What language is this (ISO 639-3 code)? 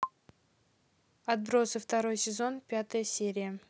rus